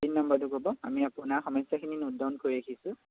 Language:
Assamese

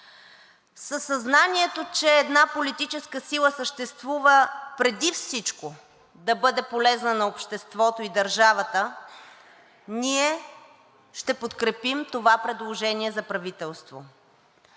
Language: Bulgarian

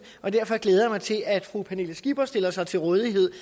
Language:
Danish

